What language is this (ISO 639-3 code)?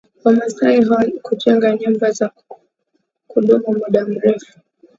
swa